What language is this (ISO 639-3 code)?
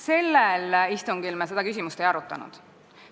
est